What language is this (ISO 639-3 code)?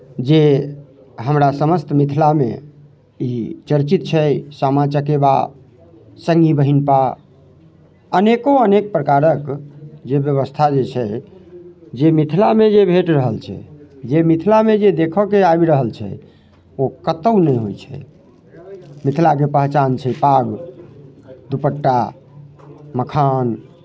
mai